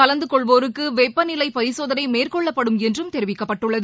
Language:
Tamil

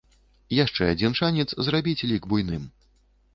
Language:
Belarusian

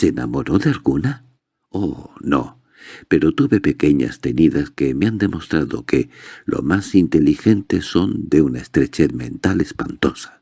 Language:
Spanish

